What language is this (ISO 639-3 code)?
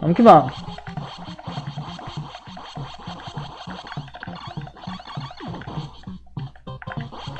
por